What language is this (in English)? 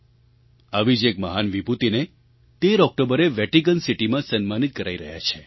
Gujarati